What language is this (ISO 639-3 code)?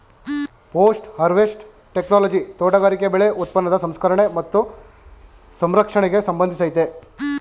kan